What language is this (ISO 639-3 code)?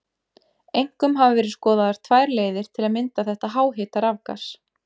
isl